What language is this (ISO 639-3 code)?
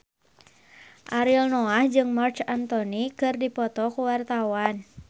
sun